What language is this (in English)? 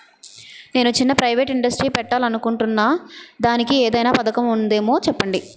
Telugu